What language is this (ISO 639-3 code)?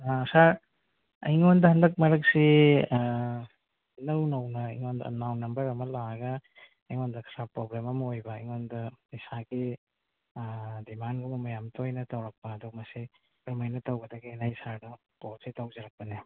mni